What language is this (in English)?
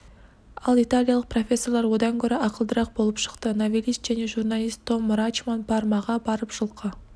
Kazakh